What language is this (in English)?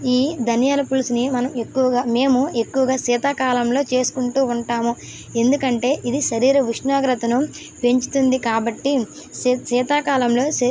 Telugu